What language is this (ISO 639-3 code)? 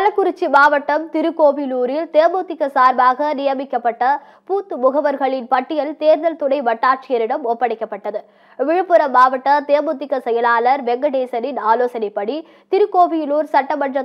ara